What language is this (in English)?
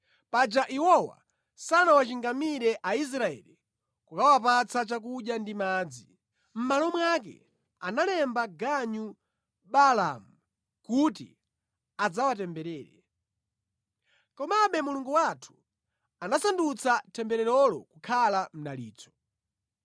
Nyanja